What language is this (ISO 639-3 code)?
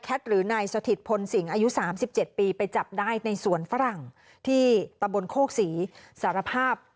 tha